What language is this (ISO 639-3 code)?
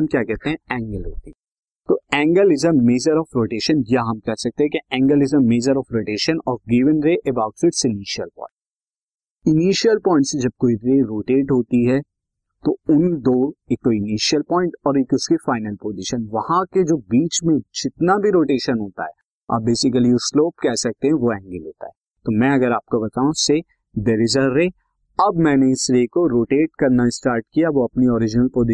hin